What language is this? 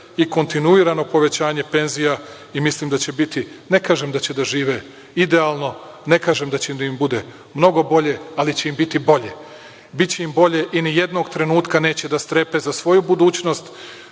Serbian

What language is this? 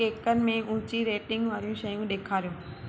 Sindhi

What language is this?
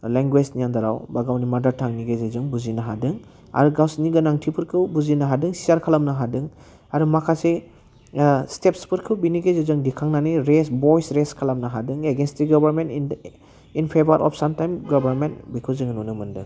Bodo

